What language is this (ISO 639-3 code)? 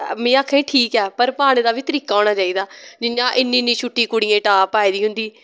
doi